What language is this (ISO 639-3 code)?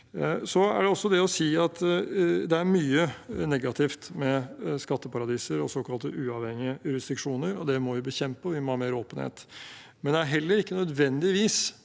nor